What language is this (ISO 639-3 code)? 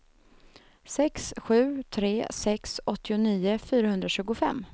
swe